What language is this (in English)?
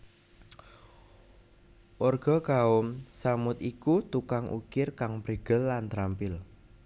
Javanese